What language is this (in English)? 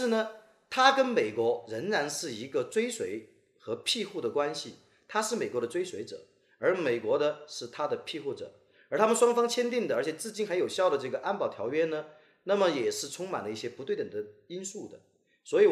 Chinese